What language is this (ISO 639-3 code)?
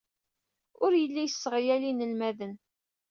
kab